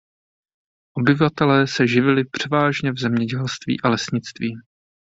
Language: Czech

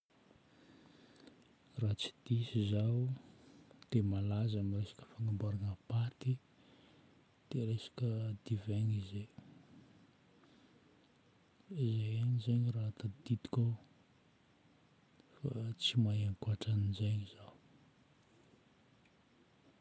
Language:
Northern Betsimisaraka Malagasy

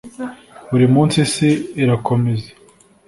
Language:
Kinyarwanda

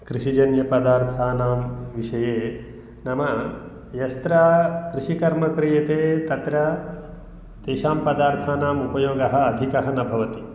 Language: Sanskrit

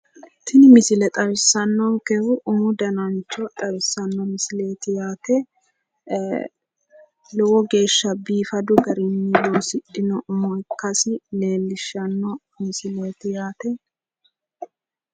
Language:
Sidamo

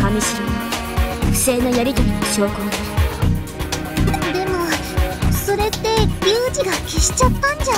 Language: Japanese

